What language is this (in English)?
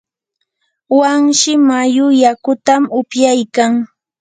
Yanahuanca Pasco Quechua